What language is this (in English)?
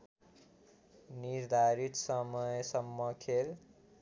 Nepali